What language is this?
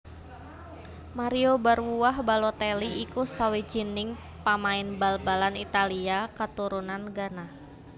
Javanese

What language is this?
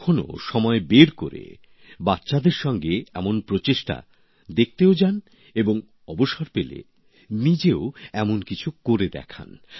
Bangla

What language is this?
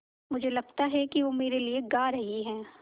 Hindi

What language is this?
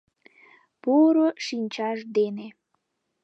Mari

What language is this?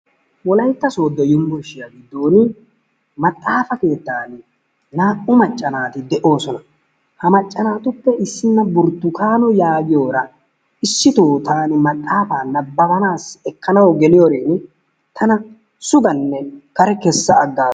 Wolaytta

